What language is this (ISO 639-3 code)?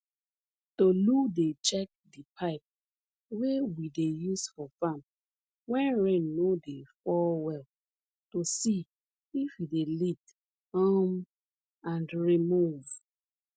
pcm